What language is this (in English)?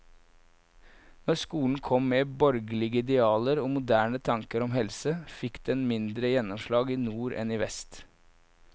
Norwegian